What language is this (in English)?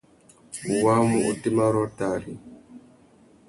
Tuki